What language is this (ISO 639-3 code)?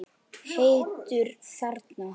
isl